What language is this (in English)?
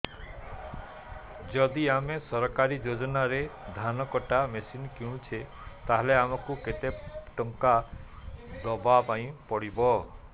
Odia